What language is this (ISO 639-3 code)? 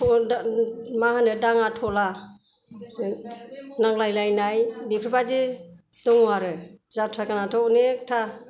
brx